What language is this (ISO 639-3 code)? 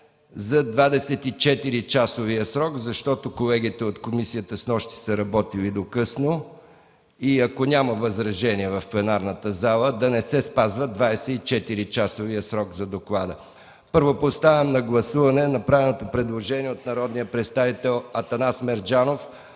bul